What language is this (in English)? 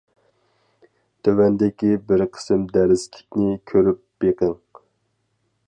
Uyghur